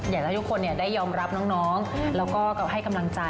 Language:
Thai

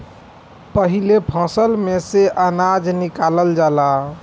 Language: Bhojpuri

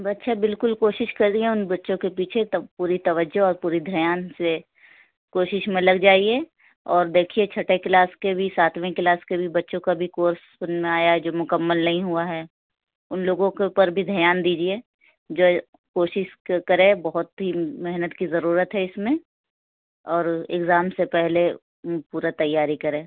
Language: Urdu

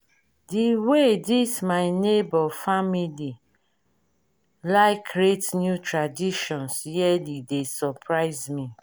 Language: Nigerian Pidgin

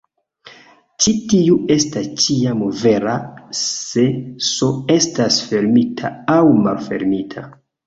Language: Esperanto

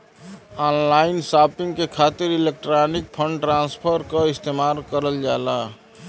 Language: Bhojpuri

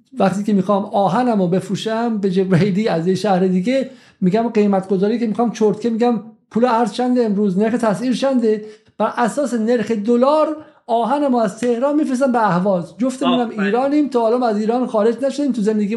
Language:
Persian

